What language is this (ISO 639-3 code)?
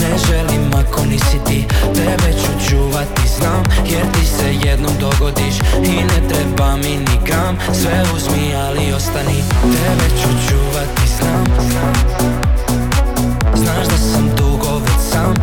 hrv